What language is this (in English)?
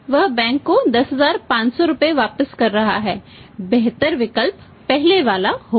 Hindi